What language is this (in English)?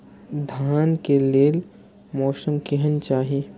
Maithili